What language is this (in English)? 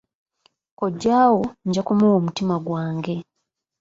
Ganda